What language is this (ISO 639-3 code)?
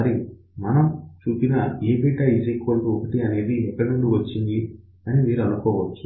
tel